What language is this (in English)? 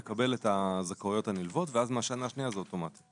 Hebrew